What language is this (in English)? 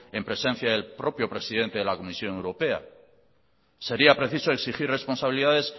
Spanish